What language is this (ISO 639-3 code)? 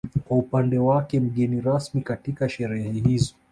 swa